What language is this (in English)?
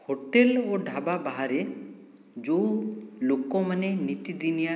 Odia